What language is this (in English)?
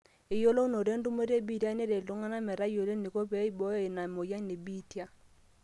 Masai